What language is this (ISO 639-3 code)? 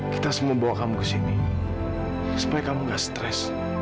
ind